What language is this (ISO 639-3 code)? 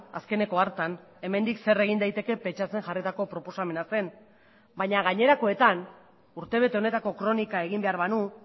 eus